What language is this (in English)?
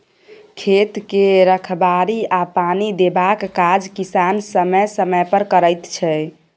Maithili